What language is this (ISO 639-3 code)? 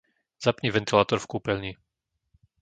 slk